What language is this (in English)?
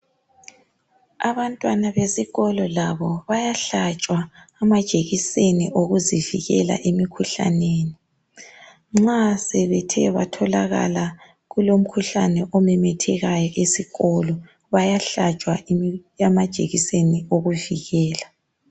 North Ndebele